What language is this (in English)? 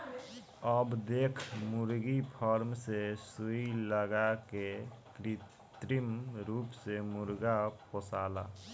Bhojpuri